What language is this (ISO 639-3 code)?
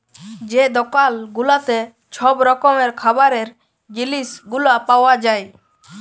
ben